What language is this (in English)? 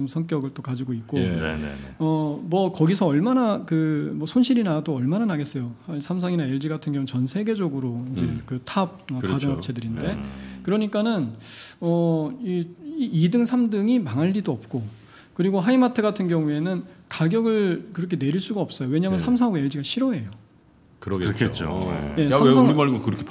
Korean